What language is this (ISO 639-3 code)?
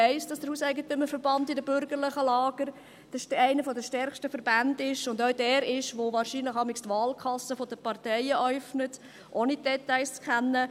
gsw